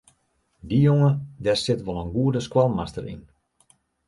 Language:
Western Frisian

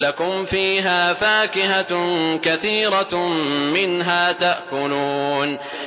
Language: Arabic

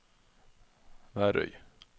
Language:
Norwegian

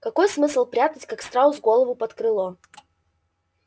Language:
Russian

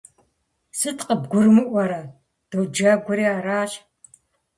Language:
Kabardian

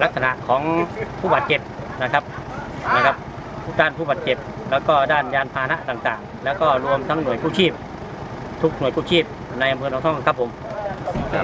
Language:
Thai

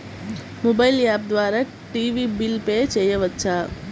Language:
Telugu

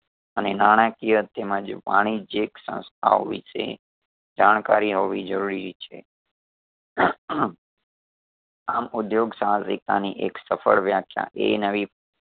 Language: Gujarati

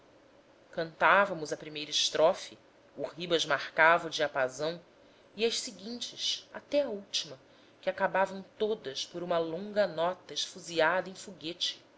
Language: Portuguese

